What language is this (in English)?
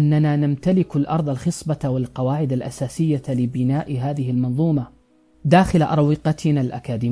Arabic